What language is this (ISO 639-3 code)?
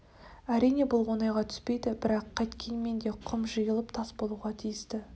kaz